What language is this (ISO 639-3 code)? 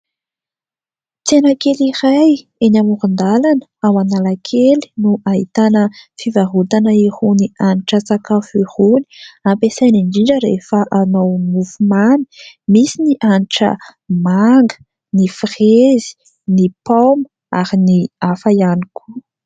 mlg